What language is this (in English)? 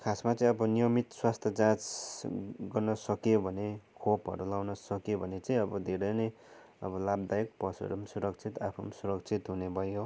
Nepali